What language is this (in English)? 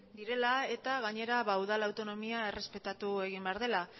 Basque